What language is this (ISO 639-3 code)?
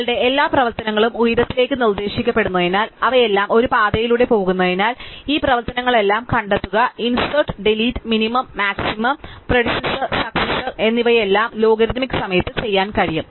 mal